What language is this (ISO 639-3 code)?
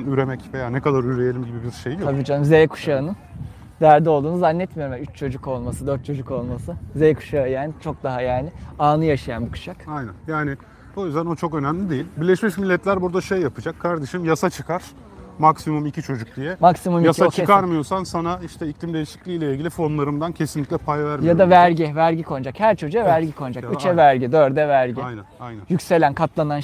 tur